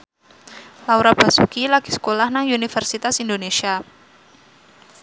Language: Javanese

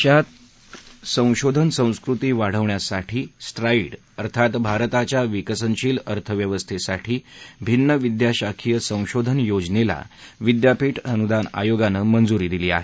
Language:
Marathi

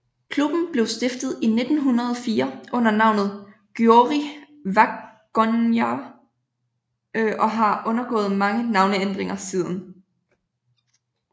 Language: Danish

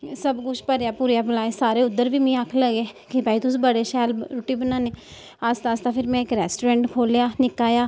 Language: Dogri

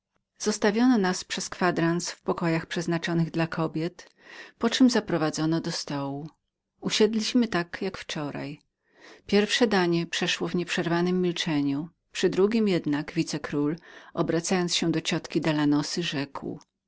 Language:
Polish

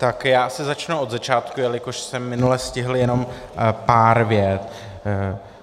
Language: Czech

